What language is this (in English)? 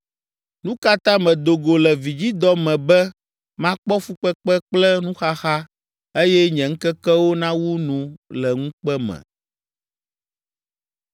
Ewe